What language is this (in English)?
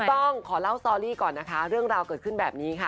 Thai